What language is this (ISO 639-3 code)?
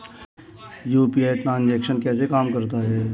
hin